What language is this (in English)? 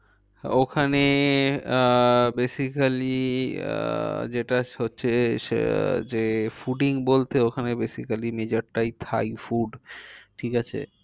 Bangla